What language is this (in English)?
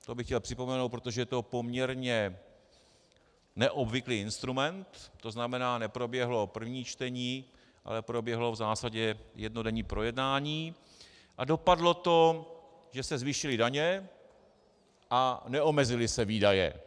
Czech